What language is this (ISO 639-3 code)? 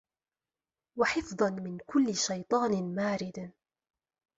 ara